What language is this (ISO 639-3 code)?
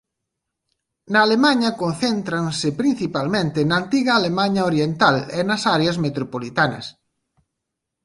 glg